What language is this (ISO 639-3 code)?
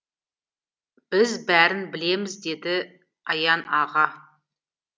kaz